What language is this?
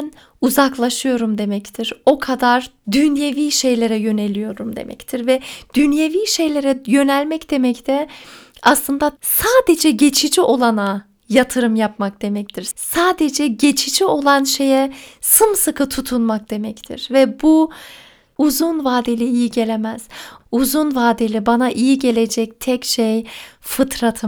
Turkish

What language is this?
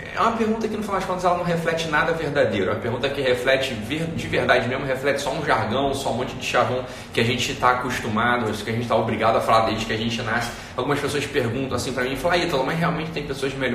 Portuguese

